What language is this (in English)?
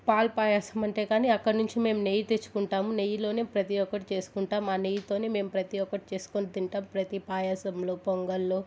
Telugu